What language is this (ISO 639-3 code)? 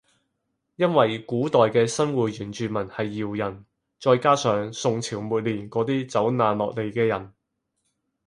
yue